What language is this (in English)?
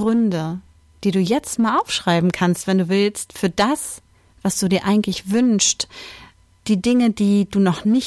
German